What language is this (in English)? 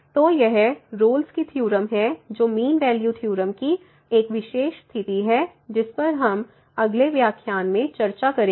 Hindi